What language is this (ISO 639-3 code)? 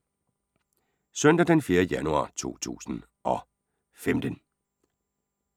dan